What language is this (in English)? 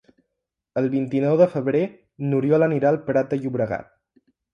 Catalan